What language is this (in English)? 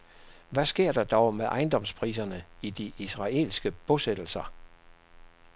Danish